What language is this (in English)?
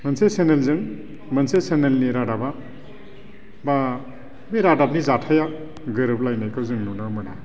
Bodo